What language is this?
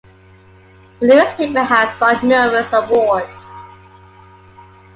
English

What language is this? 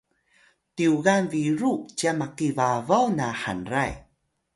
Atayal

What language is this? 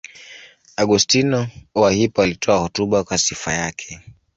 Swahili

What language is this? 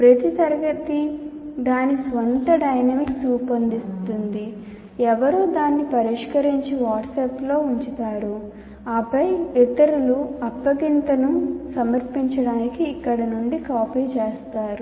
Telugu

